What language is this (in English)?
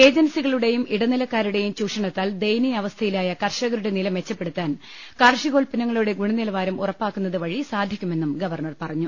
Malayalam